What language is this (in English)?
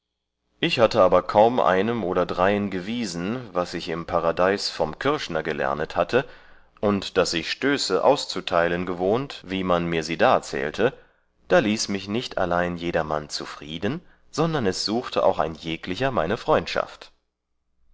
German